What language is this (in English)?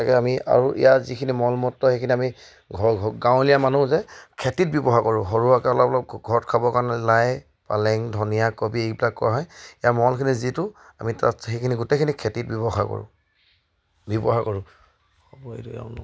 Assamese